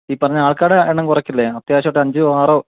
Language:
Malayalam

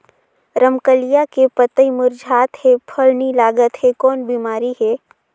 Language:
Chhattisgarhi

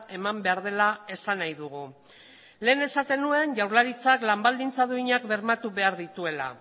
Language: Basque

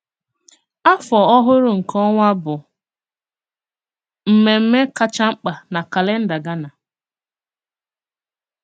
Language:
Igbo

